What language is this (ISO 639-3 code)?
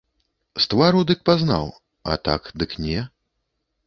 bel